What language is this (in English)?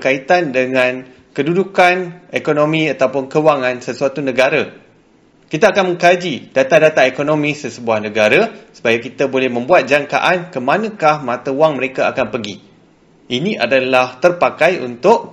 Malay